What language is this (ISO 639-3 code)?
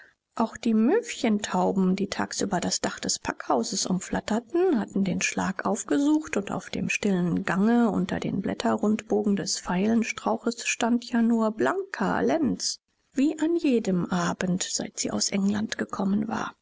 deu